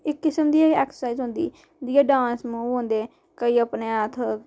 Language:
Dogri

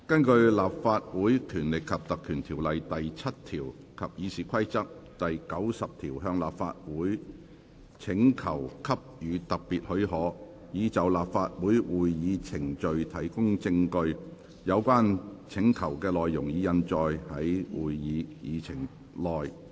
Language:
Cantonese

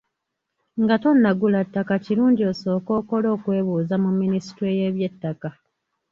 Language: Ganda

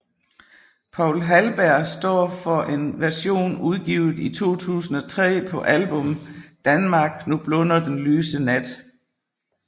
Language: Danish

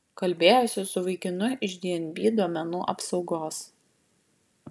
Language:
Lithuanian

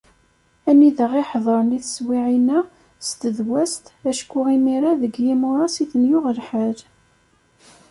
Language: Kabyle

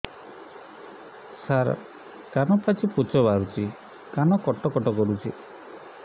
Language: Odia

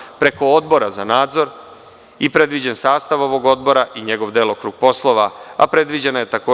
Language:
Serbian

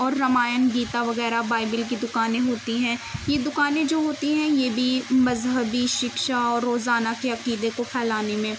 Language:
Urdu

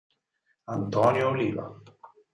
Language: Italian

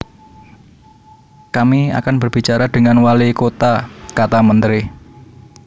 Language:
Javanese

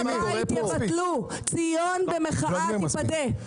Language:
Hebrew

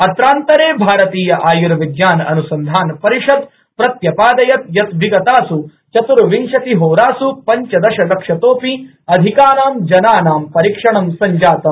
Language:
Sanskrit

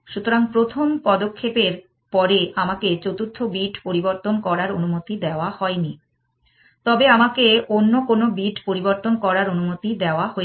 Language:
Bangla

